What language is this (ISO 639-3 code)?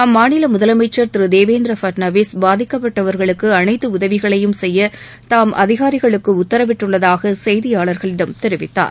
tam